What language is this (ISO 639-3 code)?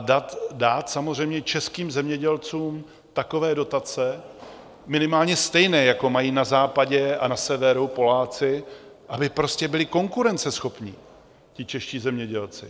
ces